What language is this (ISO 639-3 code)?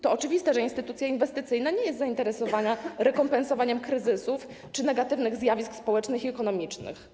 pol